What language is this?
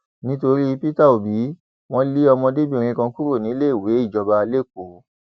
Yoruba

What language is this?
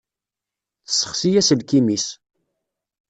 Kabyle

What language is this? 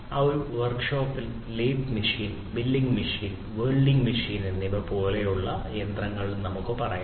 Malayalam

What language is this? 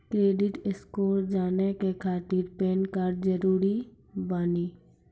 Maithili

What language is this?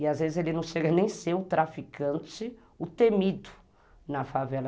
Portuguese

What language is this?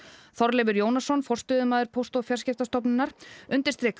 Icelandic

